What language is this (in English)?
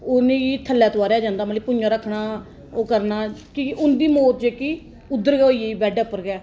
Dogri